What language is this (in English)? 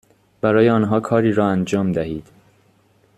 Persian